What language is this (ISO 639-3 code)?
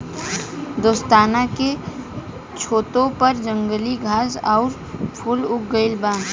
bho